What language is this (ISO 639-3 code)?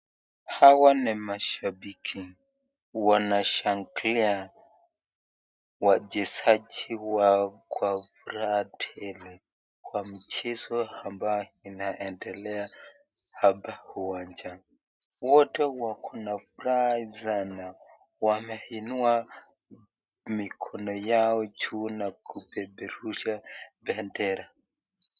swa